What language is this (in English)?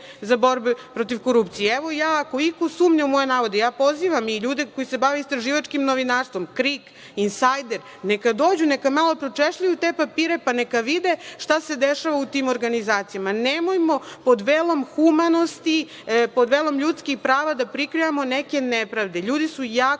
Serbian